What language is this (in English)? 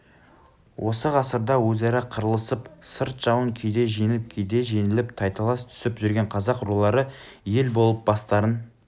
Kazakh